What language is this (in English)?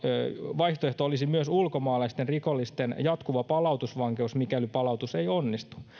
Finnish